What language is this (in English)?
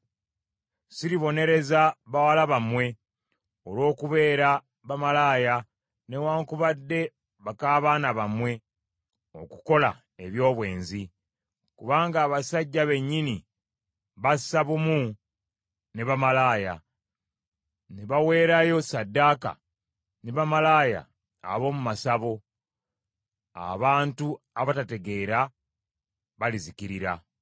Ganda